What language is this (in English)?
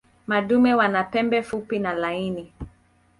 Swahili